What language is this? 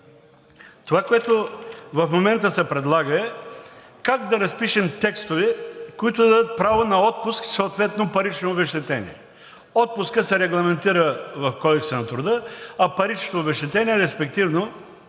Bulgarian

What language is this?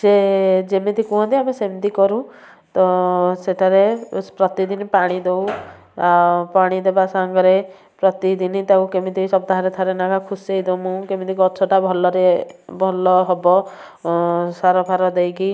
Odia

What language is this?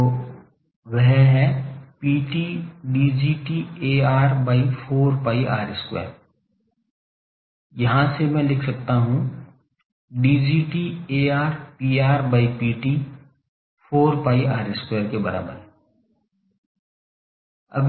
Hindi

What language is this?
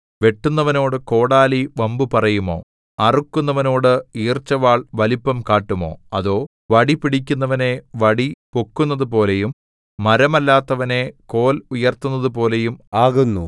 Malayalam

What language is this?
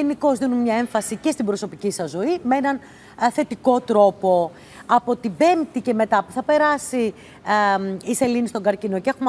Greek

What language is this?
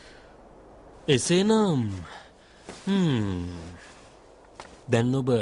Arabic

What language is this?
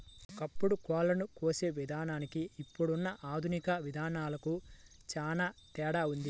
Telugu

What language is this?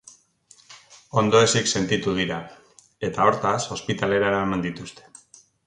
Basque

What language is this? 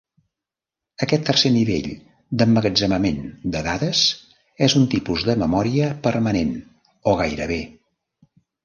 Catalan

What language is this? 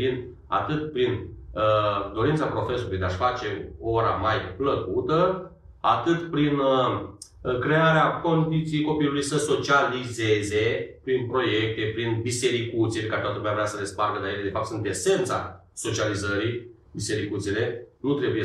Romanian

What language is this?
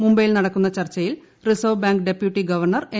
Malayalam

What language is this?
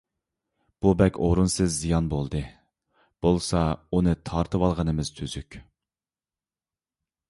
Uyghur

